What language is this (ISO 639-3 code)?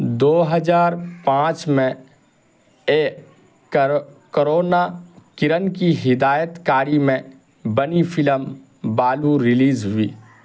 urd